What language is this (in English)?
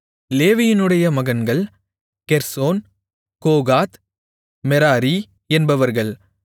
Tamil